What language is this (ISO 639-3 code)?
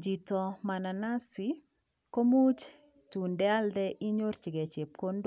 kln